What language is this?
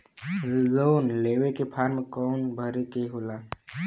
Bhojpuri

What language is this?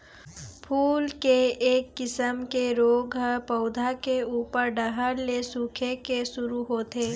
Chhattisgarhi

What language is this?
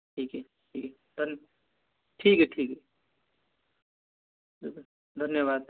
Hindi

